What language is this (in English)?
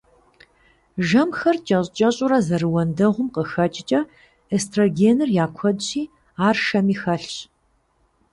Kabardian